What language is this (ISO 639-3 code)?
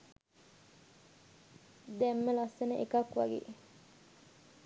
sin